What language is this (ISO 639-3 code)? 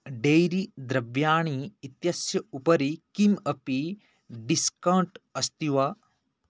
san